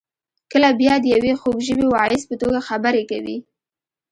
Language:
Pashto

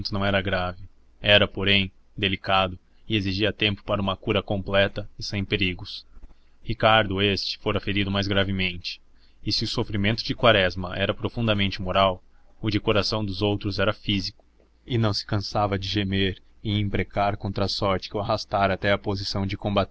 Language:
Portuguese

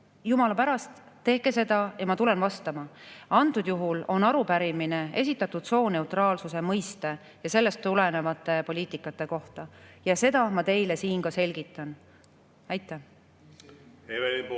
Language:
Estonian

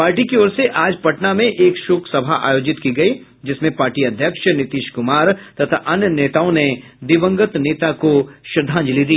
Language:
Hindi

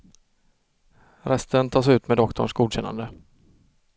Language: Swedish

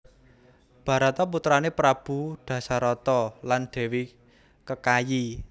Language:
Javanese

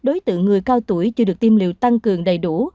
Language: Vietnamese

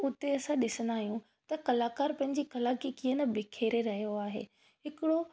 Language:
Sindhi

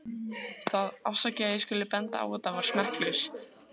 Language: Icelandic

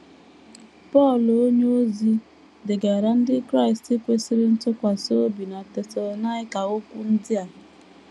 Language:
Igbo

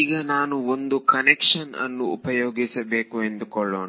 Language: Kannada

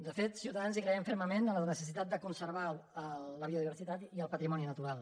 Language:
Catalan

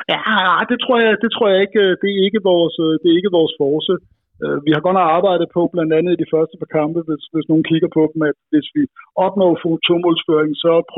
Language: Danish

